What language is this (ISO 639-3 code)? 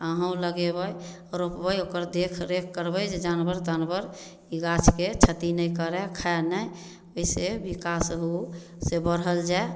mai